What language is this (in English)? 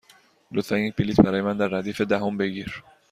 Persian